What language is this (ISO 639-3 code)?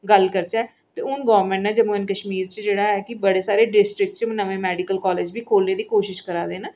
doi